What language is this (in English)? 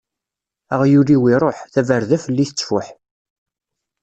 Kabyle